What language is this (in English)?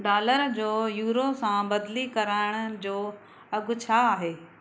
Sindhi